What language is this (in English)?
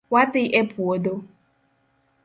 Luo (Kenya and Tanzania)